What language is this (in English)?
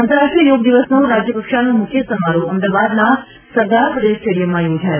Gujarati